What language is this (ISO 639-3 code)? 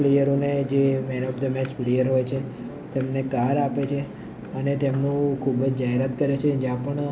guj